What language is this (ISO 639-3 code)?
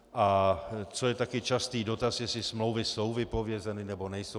ces